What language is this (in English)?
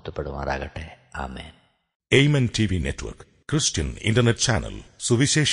Malayalam